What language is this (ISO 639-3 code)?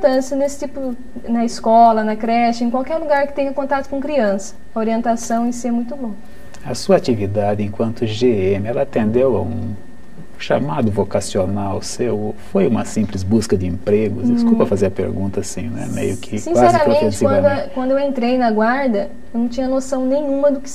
por